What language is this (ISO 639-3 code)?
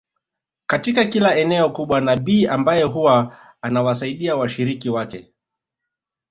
swa